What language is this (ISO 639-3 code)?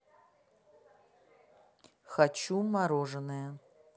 rus